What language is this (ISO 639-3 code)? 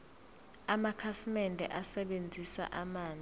zul